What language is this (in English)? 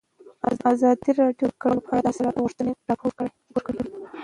Pashto